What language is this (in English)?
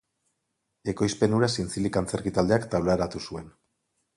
Basque